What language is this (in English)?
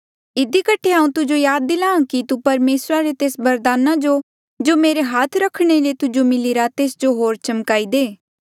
Mandeali